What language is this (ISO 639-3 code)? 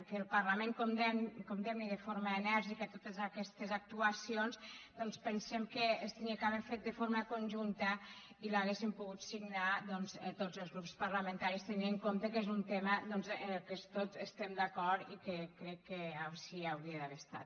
cat